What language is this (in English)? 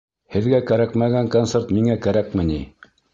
Bashkir